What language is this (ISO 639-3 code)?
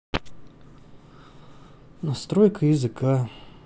rus